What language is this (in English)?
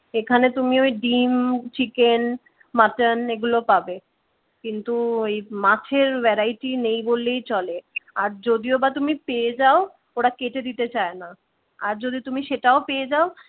Bangla